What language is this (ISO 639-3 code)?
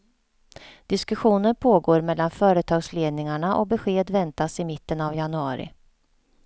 swe